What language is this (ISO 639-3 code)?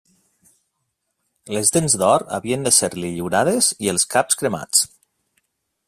cat